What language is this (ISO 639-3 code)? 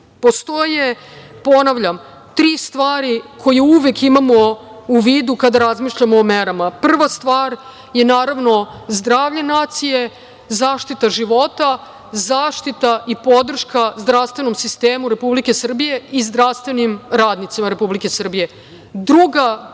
srp